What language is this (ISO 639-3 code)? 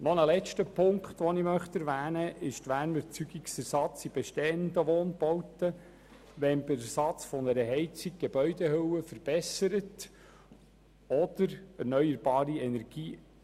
gsw